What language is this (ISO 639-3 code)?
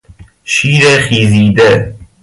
fas